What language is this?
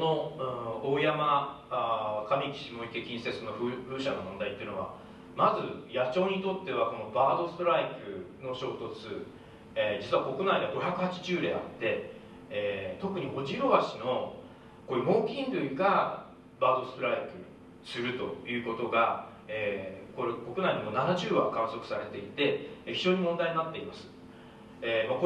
Japanese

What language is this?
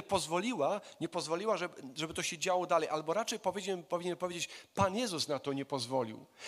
Polish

